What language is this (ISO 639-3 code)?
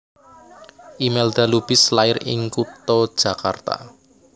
jav